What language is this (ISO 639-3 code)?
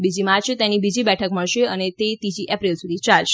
guj